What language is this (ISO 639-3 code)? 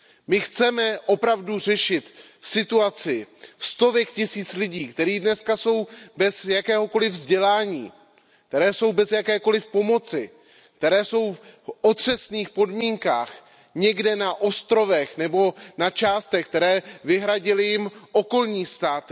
ces